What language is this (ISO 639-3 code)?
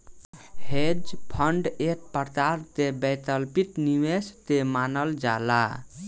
bho